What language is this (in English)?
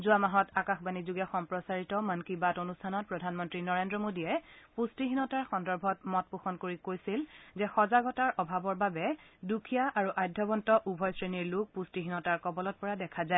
Assamese